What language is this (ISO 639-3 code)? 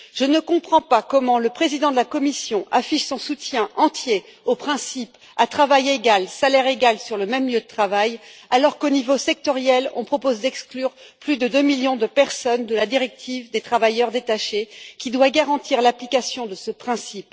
fra